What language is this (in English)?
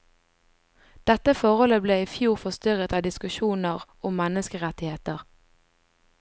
Norwegian